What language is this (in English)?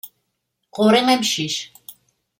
Kabyle